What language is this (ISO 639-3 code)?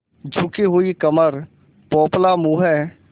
hin